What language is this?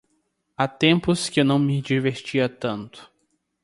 Portuguese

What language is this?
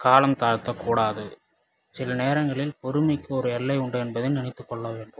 Tamil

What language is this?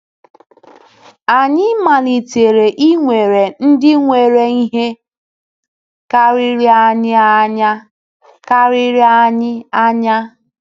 Igbo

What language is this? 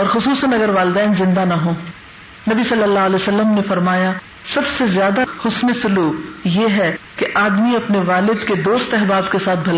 Urdu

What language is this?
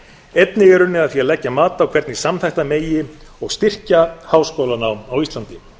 Icelandic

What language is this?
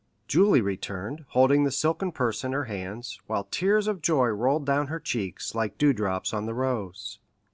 English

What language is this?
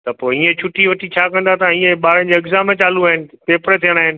Sindhi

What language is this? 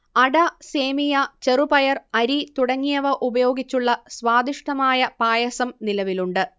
Malayalam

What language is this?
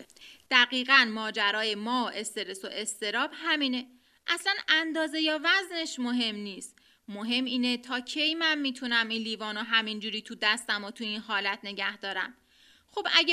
Persian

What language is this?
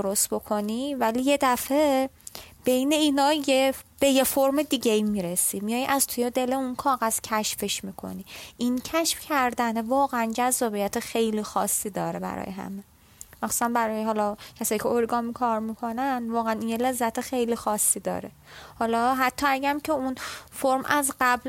Persian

